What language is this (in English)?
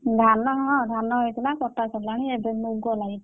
Odia